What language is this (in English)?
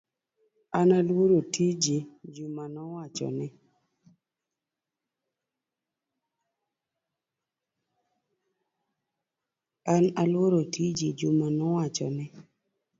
Luo (Kenya and Tanzania)